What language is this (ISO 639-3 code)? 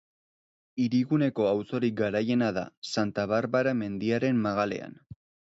eus